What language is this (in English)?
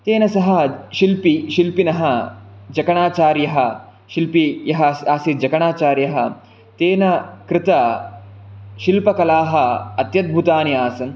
Sanskrit